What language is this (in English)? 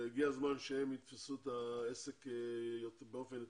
Hebrew